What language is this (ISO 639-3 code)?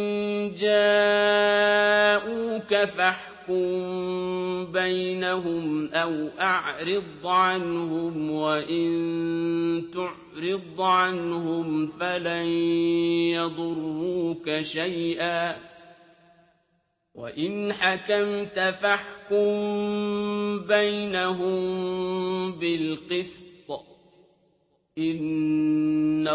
ara